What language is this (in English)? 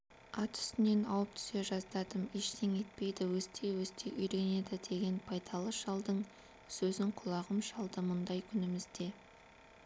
Kazakh